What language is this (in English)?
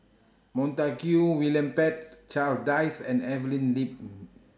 English